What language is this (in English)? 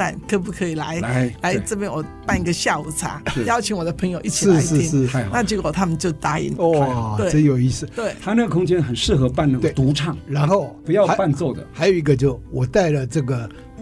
Chinese